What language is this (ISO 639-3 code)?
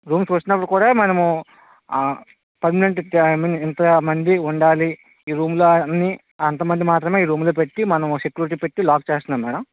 tel